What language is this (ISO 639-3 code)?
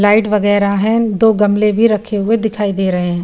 hin